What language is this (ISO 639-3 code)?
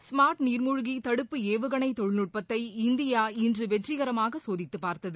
tam